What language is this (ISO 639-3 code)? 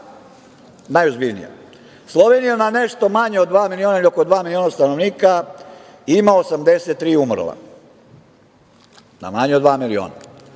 srp